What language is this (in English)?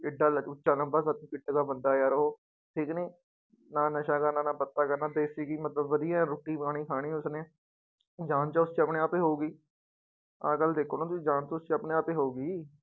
Punjabi